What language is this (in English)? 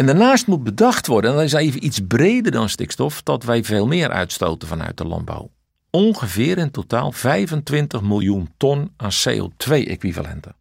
Dutch